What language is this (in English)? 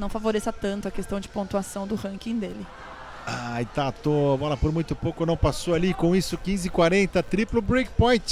Portuguese